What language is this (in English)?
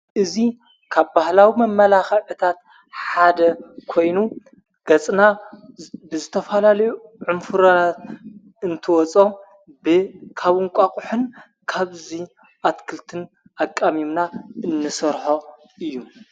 Tigrinya